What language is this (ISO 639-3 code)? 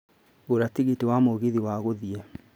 kik